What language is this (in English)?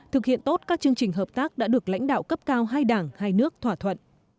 Vietnamese